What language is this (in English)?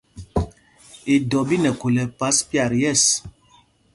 Mpumpong